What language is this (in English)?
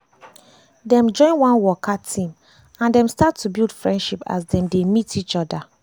Nigerian Pidgin